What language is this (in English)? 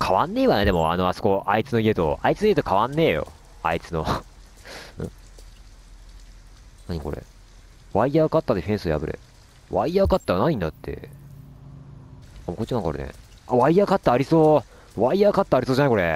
Japanese